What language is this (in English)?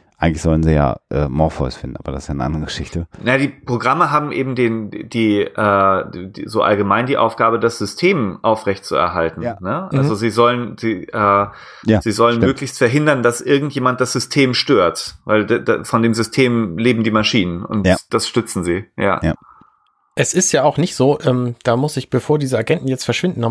German